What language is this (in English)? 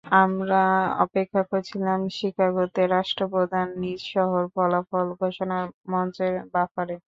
Bangla